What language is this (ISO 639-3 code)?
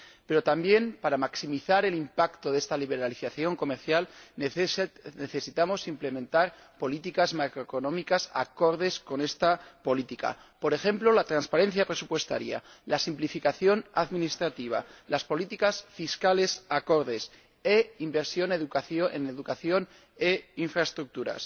spa